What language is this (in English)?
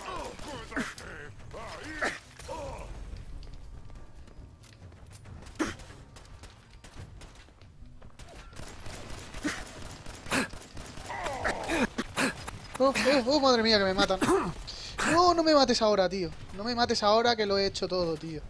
Spanish